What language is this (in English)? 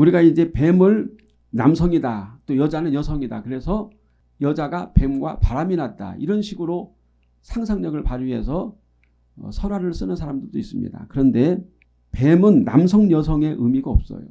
Korean